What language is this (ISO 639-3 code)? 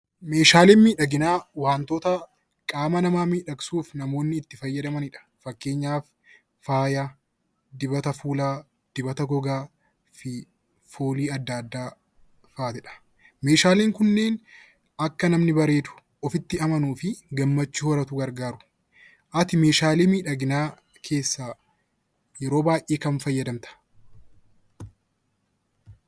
orm